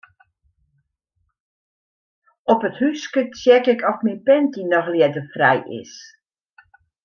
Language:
Western Frisian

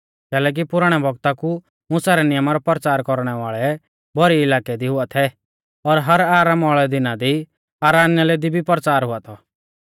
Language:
Mahasu Pahari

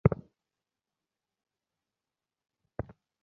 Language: Bangla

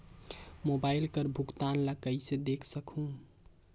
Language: Chhattisgarhi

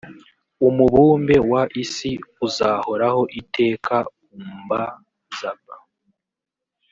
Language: Kinyarwanda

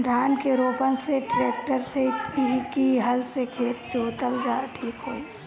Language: Bhojpuri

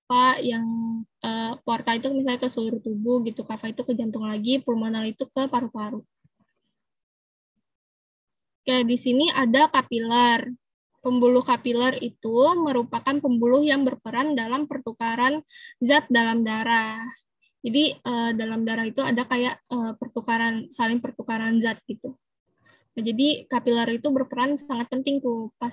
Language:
Indonesian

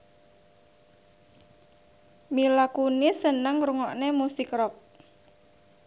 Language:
Javanese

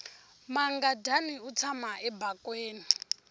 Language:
Tsonga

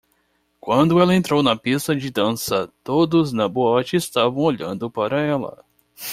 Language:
Portuguese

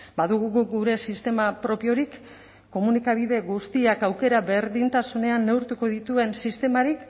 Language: Basque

